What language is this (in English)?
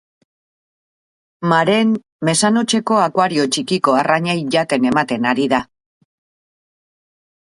Basque